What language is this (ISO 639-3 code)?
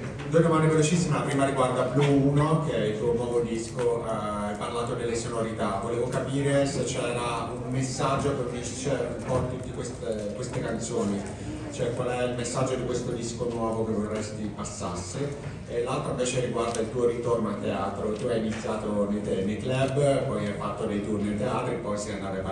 ita